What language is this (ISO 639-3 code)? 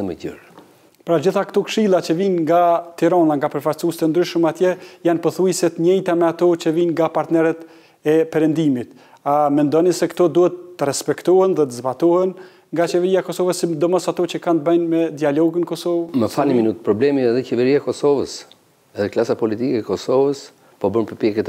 ron